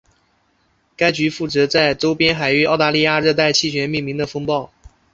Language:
Chinese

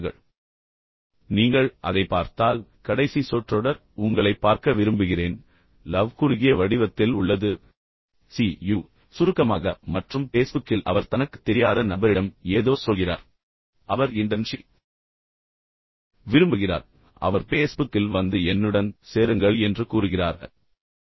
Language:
Tamil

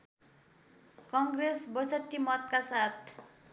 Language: Nepali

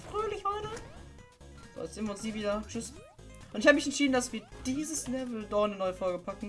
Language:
German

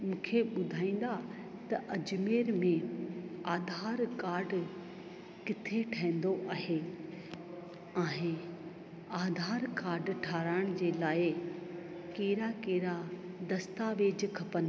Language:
Sindhi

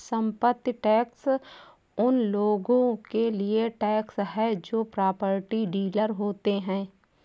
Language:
Hindi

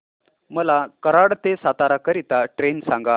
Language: Marathi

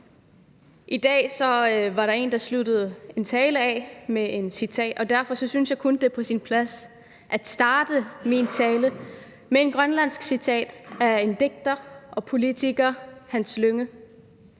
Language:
Danish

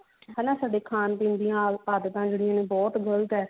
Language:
Punjabi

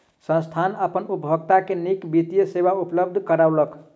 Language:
Maithili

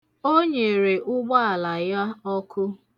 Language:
Igbo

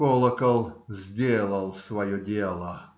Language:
Russian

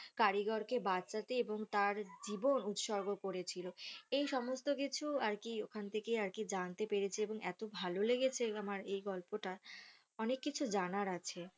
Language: Bangla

